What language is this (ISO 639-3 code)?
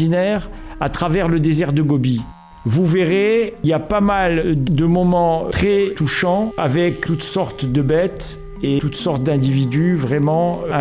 fra